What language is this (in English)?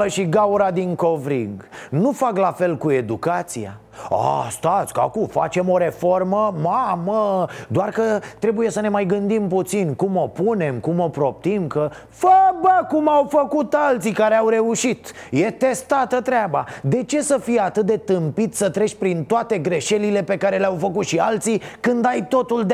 Romanian